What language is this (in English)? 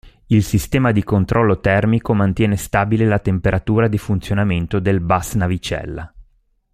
Italian